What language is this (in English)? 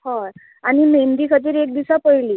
Konkani